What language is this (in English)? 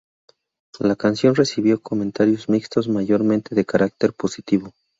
Spanish